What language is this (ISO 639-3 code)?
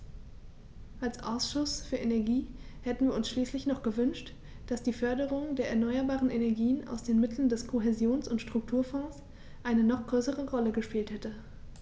deu